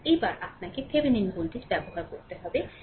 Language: Bangla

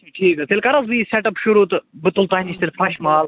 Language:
Kashmiri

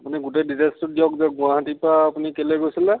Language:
Assamese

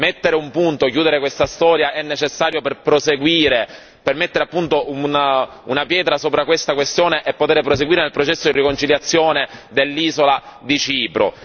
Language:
Italian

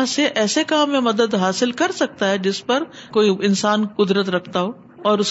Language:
Urdu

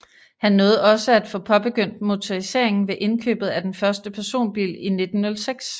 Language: Danish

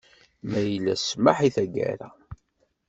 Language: Kabyle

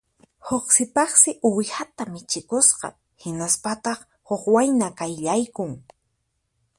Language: Puno Quechua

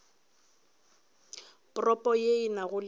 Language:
Northern Sotho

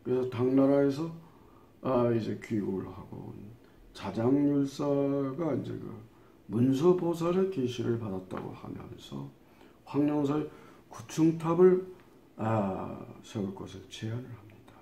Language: Korean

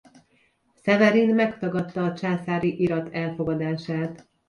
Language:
Hungarian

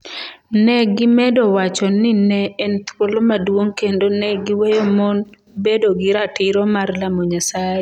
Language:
Luo (Kenya and Tanzania)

